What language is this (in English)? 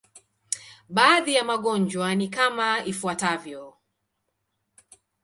Swahili